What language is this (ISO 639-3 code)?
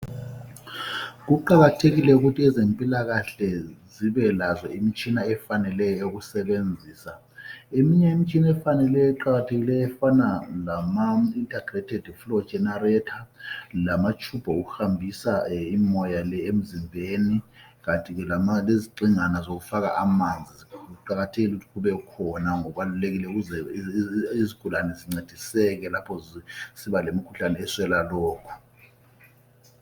nde